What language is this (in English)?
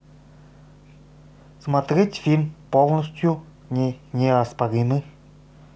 Russian